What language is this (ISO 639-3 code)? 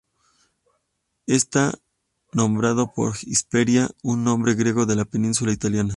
spa